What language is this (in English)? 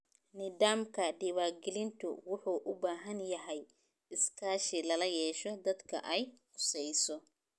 Somali